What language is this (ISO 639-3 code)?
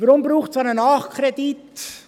gsw